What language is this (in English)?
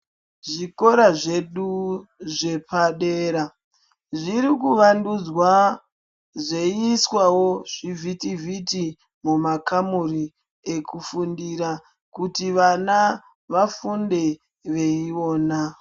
Ndau